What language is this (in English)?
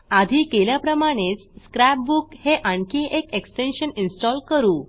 Marathi